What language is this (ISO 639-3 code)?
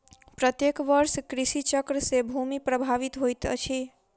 mai